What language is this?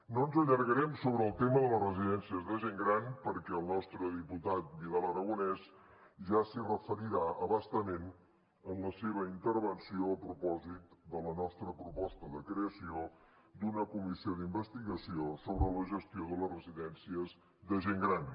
Catalan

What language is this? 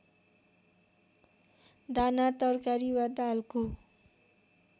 Nepali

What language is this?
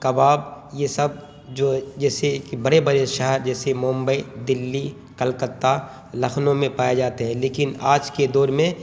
Urdu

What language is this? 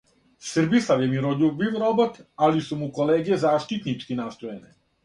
Serbian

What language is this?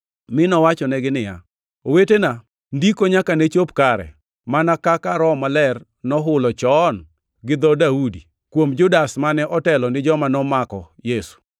Luo (Kenya and Tanzania)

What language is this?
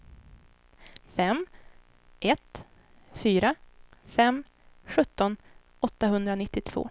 Swedish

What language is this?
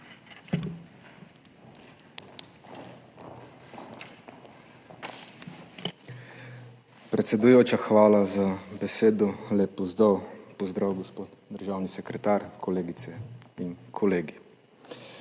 Slovenian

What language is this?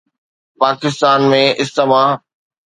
Sindhi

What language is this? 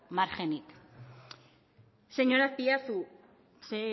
Basque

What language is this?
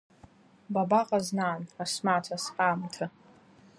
Abkhazian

